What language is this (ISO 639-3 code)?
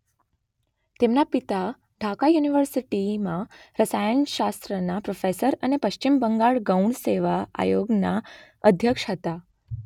guj